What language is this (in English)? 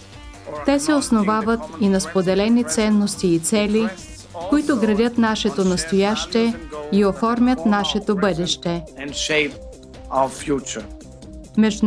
Bulgarian